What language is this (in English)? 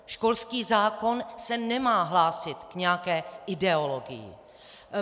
Czech